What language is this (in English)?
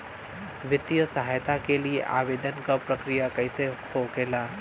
Bhojpuri